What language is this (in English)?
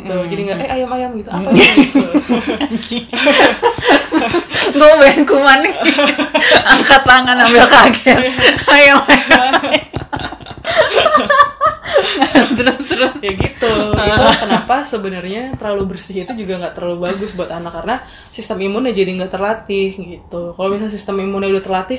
Indonesian